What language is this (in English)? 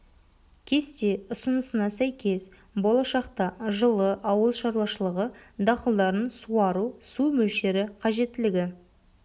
Kazakh